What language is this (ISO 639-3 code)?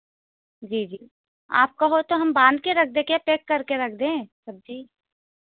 hin